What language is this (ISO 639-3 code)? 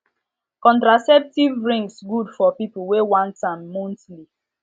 pcm